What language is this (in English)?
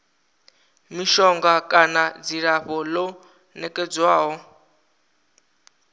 Venda